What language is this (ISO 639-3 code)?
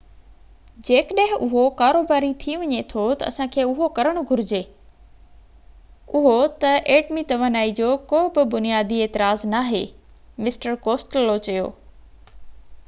snd